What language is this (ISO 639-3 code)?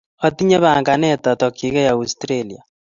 kln